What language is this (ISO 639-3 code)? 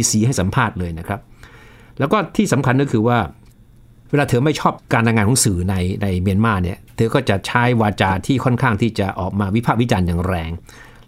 tha